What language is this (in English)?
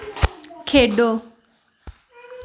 Dogri